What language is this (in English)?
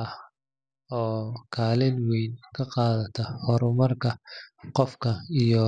Somali